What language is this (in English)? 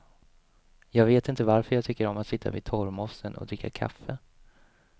Swedish